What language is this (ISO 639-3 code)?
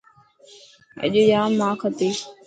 mki